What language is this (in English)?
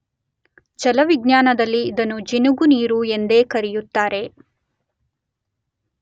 Kannada